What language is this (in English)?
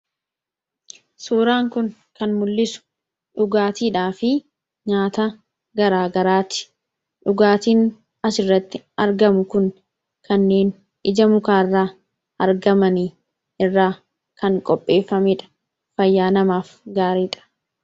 Oromo